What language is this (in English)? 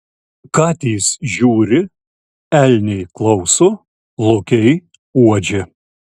Lithuanian